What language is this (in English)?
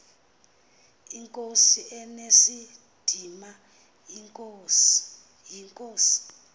Xhosa